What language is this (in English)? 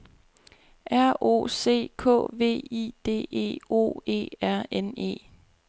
Danish